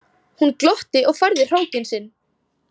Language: Icelandic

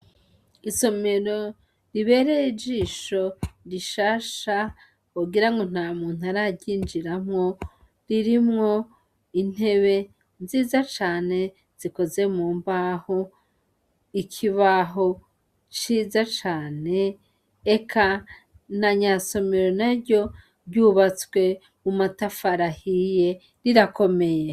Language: Rundi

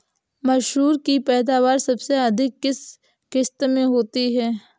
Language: Hindi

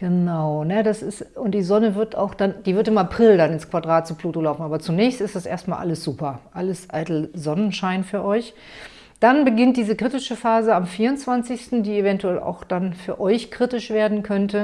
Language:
German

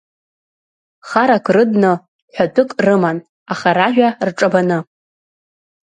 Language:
Abkhazian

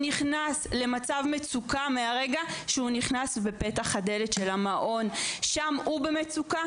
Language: Hebrew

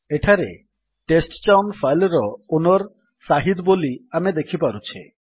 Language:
Odia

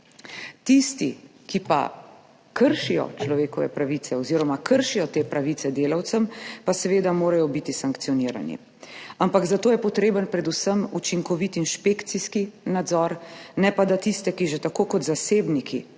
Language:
Slovenian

